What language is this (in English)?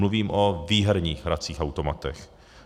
Czech